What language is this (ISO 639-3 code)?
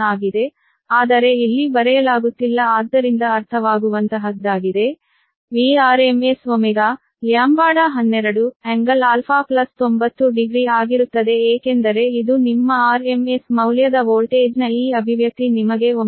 kan